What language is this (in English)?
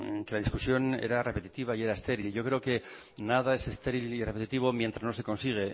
Spanish